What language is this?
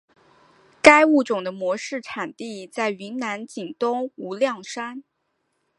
Chinese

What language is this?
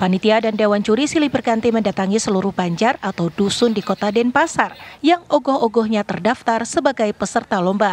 Indonesian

